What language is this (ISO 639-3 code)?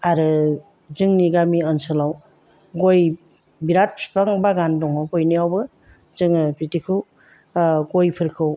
brx